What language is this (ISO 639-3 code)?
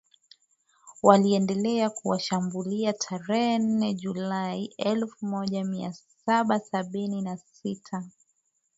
swa